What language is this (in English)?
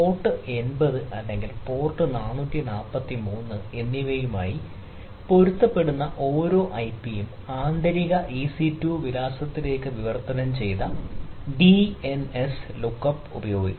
Malayalam